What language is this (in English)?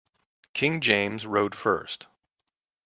English